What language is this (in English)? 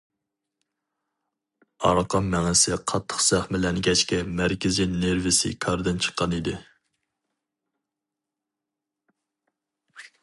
Uyghur